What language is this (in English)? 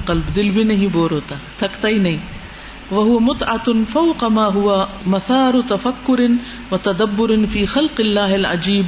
Urdu